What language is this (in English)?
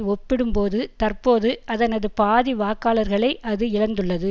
Tamil